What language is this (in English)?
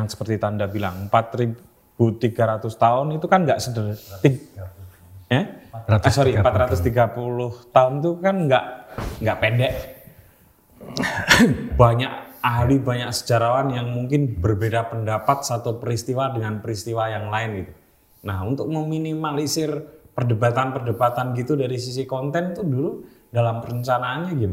Indonesian